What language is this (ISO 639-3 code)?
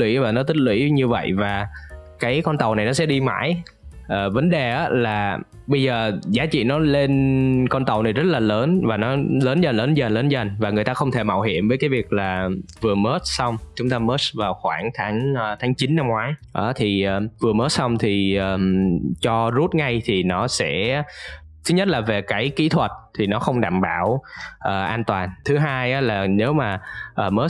vie